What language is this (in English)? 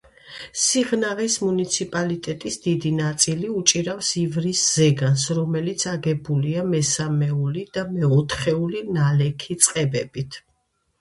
Georgian